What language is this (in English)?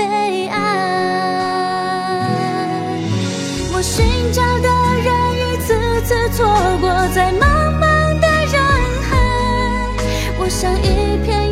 Chinese